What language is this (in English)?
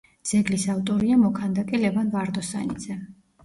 Georgian